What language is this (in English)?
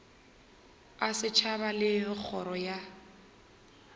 Northern Sotho